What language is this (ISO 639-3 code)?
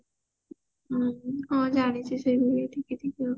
ori